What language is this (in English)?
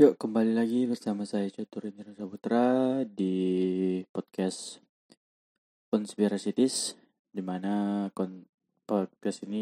Malay